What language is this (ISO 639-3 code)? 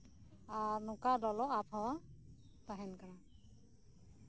sat